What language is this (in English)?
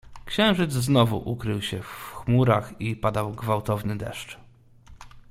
Polish